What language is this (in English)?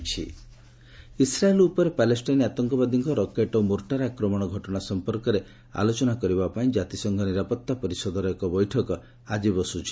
Odia